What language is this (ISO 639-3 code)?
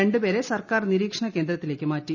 mal